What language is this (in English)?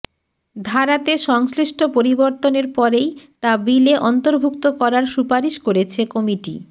Bangla